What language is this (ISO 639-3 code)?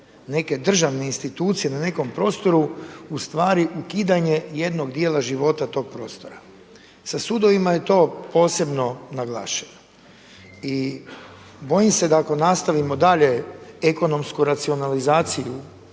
hrv